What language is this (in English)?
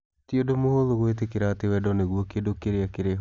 Kikuyu